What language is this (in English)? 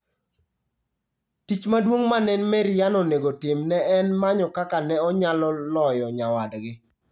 Luo (Kenya and Tanzania)